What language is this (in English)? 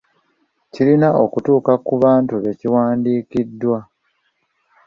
Ganda